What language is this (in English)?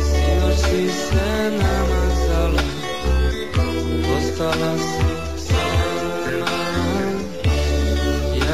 Romanian